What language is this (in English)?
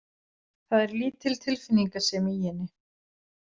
Icelandic